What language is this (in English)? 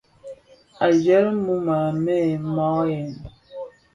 Bafia